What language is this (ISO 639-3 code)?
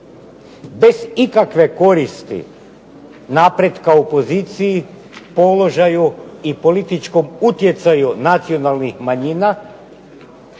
hrv